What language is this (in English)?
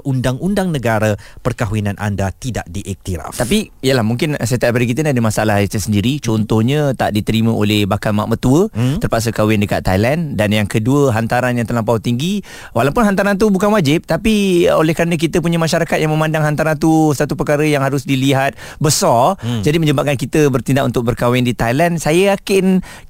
Malay